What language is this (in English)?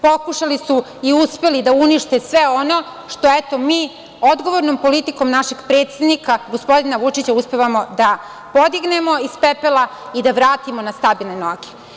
Serbian